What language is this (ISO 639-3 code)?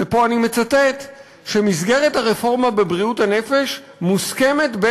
heb